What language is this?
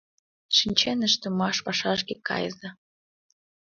Mari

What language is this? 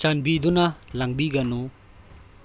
Manipuri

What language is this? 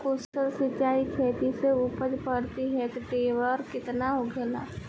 Bhojpuri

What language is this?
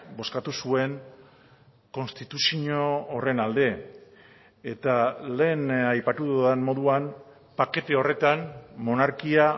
Basque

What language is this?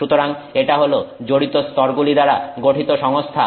Bangla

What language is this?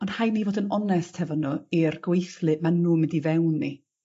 Welsh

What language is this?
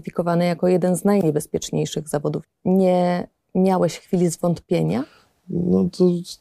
Polish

